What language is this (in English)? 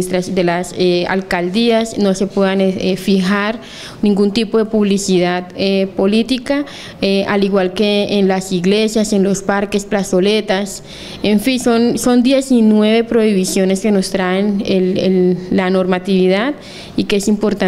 Spanish